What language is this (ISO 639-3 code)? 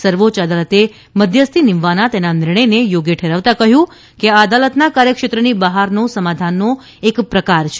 guj